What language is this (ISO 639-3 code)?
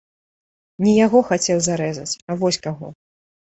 bel